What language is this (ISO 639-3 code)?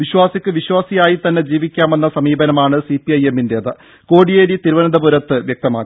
mal